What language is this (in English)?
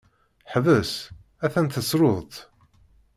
Kabyle